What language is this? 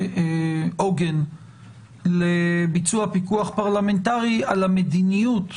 Hebrew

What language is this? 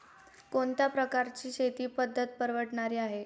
Marathi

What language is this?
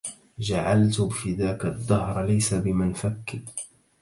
Arabic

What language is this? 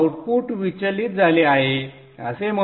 Marathi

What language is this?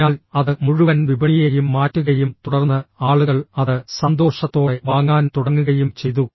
Malayalam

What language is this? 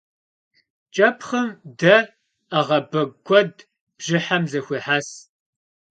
Kabardian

